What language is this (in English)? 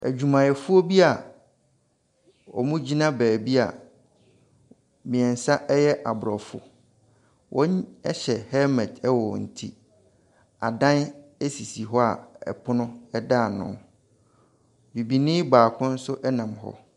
Akan